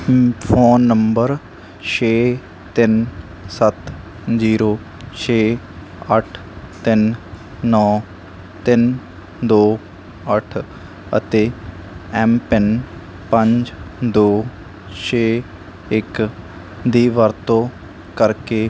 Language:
Punjabi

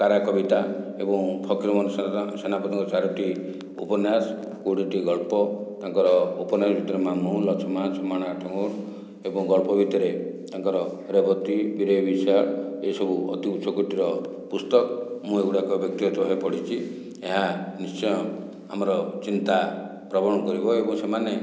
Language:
Odia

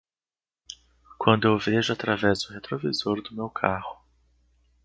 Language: Portuguese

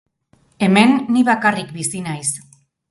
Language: Basque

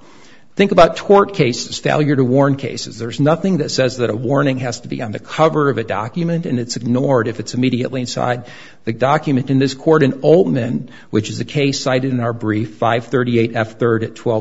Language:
English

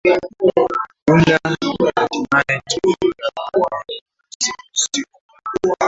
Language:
Swahili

